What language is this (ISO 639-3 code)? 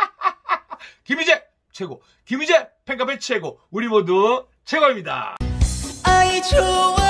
kor